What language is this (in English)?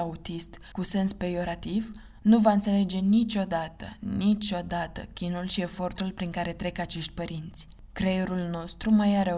Romanian